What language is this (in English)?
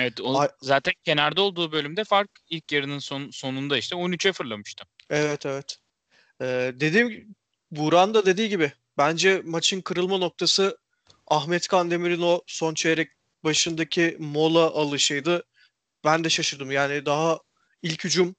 Turkish